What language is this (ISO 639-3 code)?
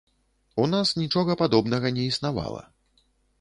bel